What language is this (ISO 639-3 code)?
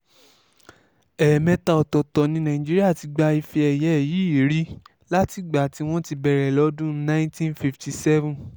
yor